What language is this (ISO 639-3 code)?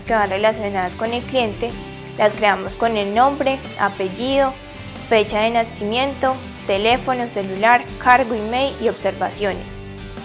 spa